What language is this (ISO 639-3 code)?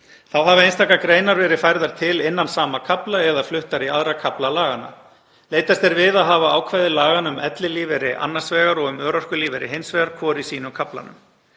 isl